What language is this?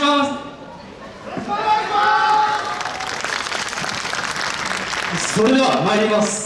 Japanese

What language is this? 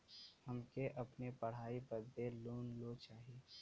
Bhojpuri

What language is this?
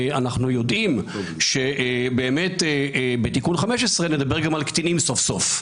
Hebrew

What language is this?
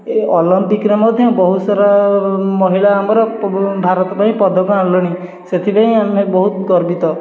Odia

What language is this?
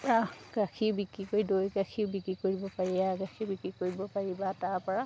Assamese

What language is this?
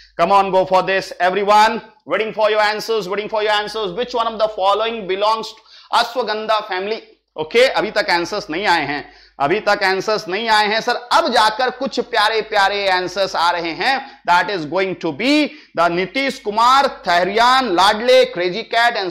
Hindi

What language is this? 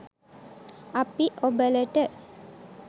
Sinhala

